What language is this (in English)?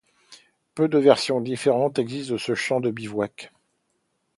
French